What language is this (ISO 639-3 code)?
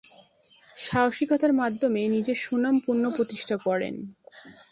ben